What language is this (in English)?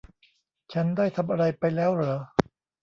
Thai